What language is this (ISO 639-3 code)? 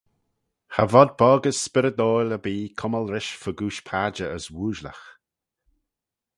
glv